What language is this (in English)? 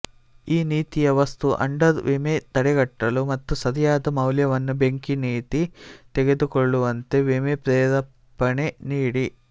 Kannada